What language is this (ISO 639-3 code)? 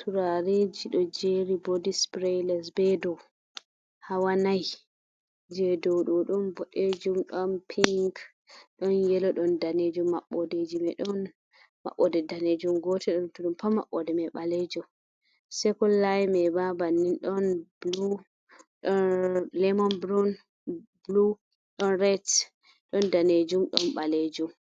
ful